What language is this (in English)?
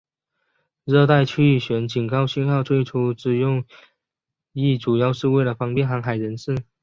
Chinese